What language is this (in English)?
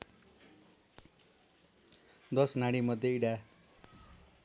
Nepali